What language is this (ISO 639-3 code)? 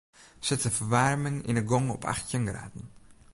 fry